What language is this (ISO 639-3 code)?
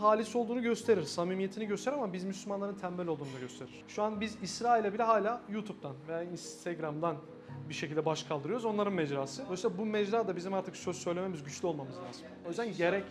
tur